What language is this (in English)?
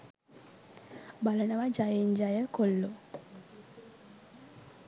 Sinhala